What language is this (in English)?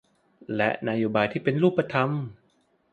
Thai